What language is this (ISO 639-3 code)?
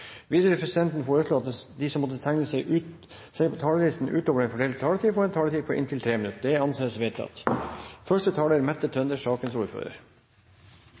nob